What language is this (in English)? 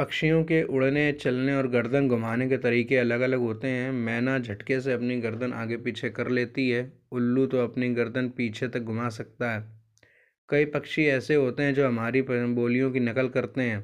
Hindi